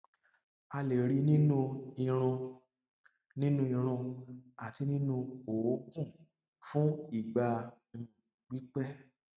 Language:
Yoruba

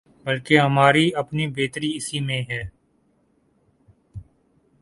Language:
Urdu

